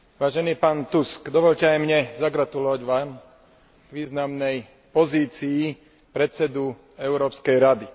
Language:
Slovak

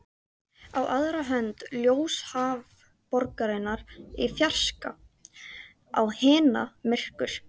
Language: Icelandic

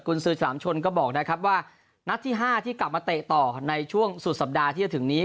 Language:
Thai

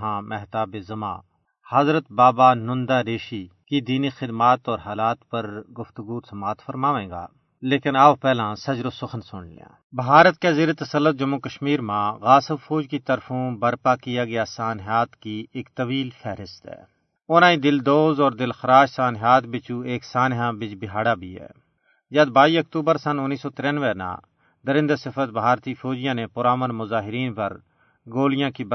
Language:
Urdu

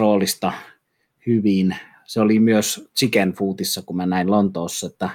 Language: Finnish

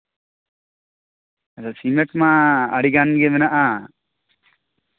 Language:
Santali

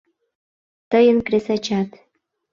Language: Mari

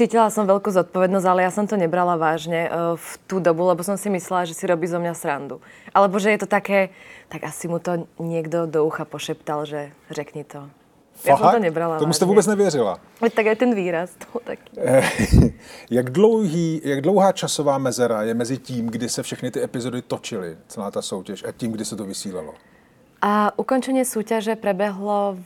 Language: Czech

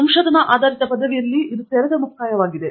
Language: Kannada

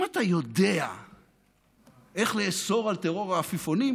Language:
Hebrew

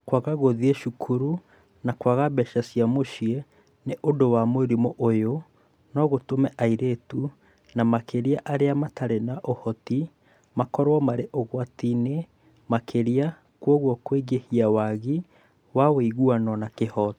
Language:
Kikuyu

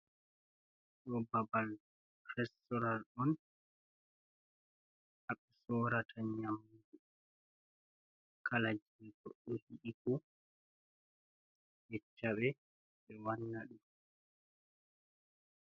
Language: Fula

